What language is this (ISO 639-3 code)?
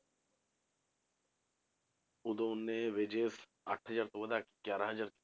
pan